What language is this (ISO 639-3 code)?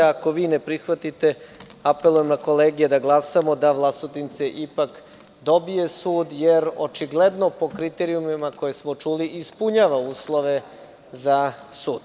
srp